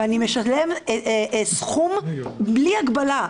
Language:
Hebrew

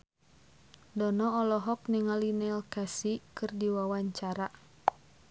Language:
Sundanese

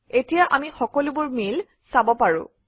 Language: Assamese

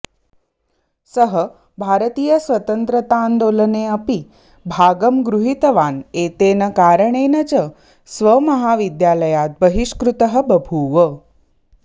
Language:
Sanskrit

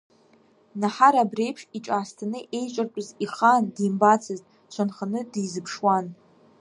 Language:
Abkhazian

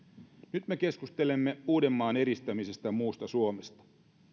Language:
Finnish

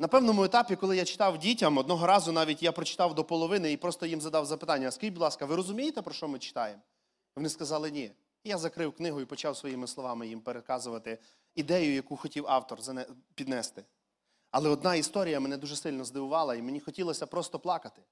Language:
Ukrainian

